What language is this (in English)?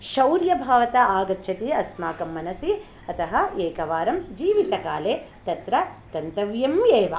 Sanskrit